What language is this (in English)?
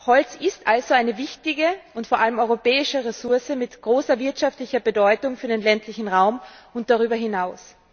German